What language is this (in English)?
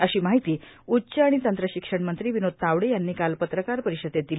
Marathi